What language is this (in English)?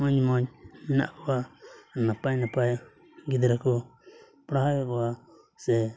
Santali